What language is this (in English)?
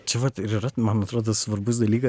Lithuanian